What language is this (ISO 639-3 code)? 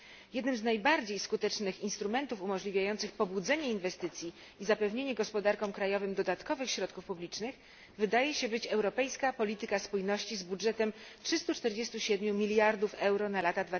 pol